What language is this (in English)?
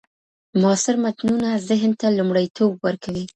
Pashto